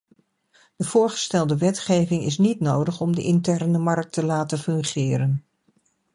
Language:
Dutch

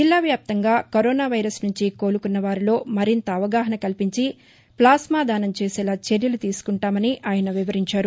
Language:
Telugu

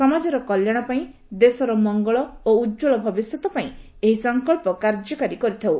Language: Odia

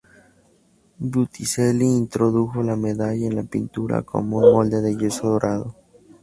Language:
Spanish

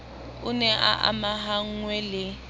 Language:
Southern Sotho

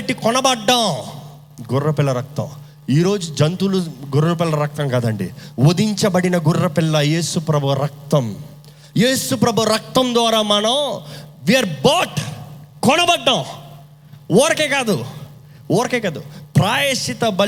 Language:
Telugu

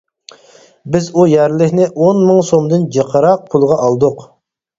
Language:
Uyghur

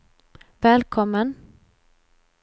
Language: Swedish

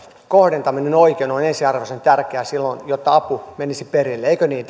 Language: Finnish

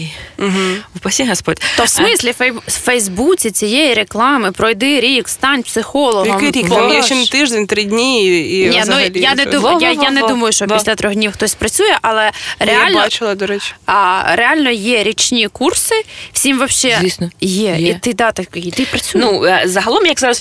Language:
Ukrainian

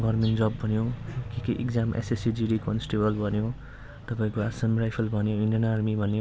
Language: Nepali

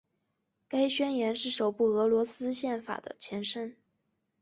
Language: Chinese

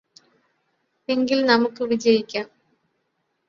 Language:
Malayalam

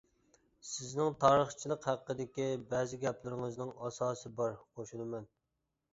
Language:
Uyghur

